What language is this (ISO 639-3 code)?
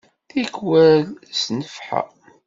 kab